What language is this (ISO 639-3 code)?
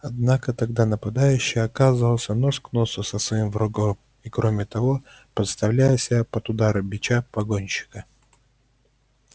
rus